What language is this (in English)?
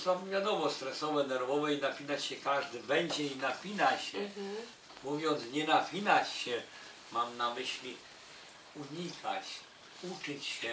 Polish